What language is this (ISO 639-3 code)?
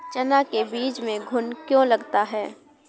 hin